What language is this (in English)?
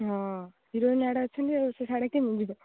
Odia